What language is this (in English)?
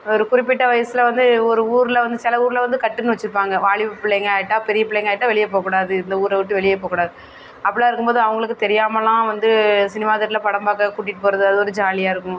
Tamil